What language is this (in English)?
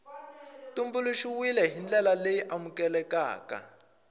Tsonga